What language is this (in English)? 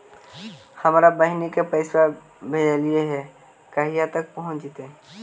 Magahi